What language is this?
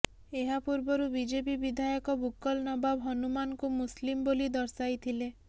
Odia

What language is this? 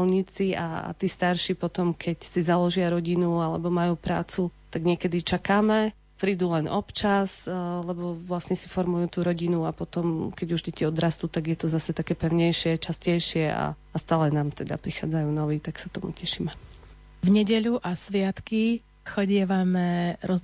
Slovak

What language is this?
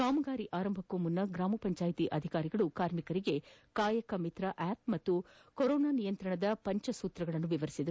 Kannada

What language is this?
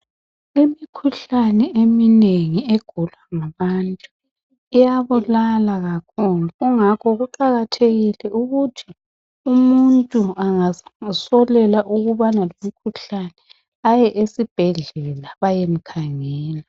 North Ndebele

